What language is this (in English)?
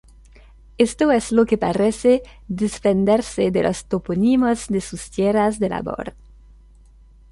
Spanish